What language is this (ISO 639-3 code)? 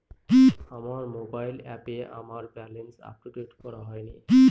ben